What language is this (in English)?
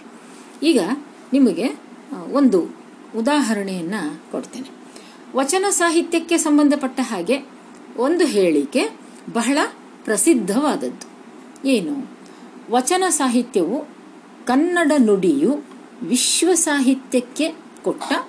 Kannada